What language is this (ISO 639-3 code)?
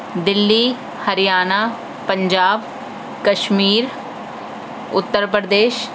urd